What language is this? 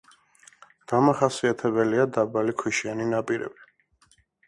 Georgian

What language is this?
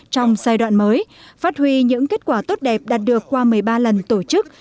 Vietnamese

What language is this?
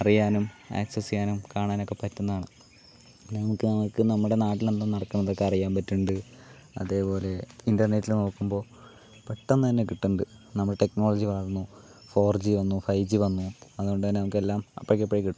Malayalam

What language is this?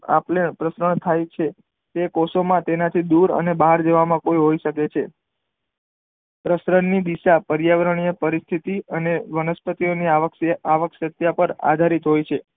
Gujarati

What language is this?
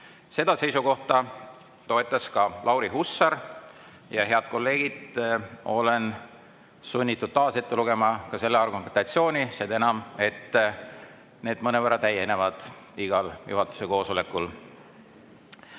Estonian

